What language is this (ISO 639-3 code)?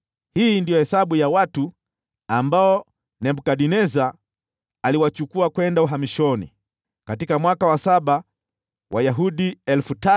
swa